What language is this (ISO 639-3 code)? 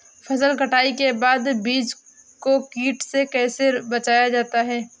hin